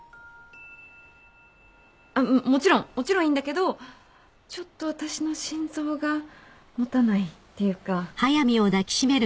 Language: Japanese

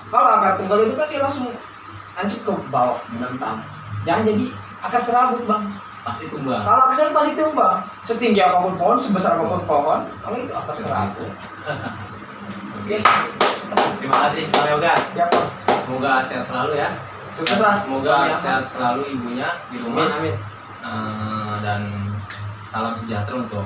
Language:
Indonesian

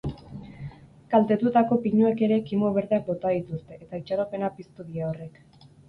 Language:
Basque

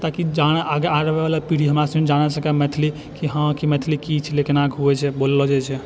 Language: Maithili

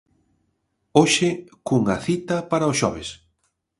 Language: Galician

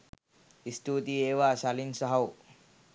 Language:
Sinhala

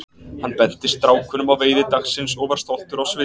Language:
Icelandic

